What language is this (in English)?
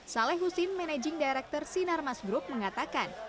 Indonesian